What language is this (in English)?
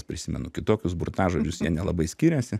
Lithuanian